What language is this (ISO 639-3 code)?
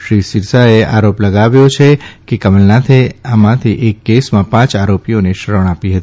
guj